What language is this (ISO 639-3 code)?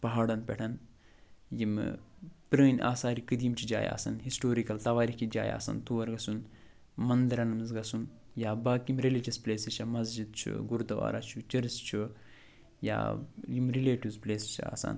kas